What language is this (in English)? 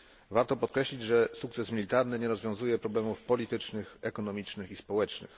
Polish